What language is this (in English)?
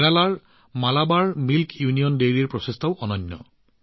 Assamese